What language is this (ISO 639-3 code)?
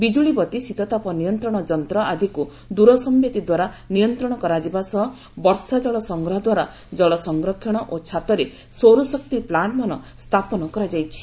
ori